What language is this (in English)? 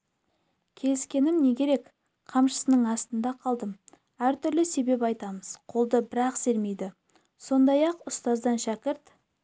Kazakh